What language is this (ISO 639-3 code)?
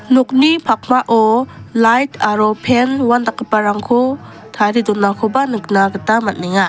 grt